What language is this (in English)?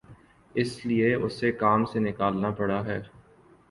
Urdu